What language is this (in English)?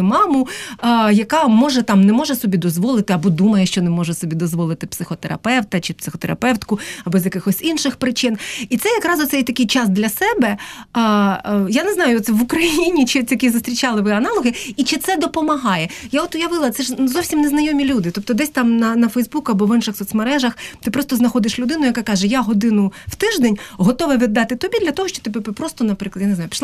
Ukrainian